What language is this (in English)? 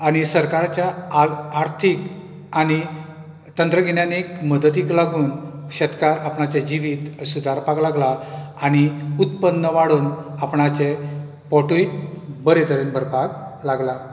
Konkani